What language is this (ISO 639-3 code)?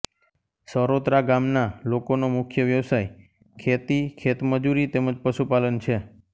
guj